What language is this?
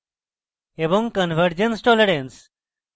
Bangla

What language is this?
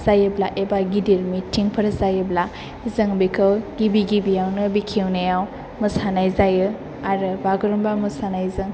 Bodo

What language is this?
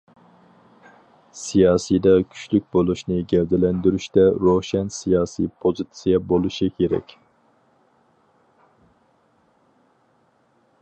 Uyghur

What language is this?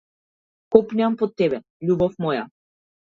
Macedonian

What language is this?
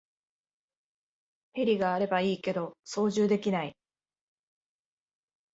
Japanese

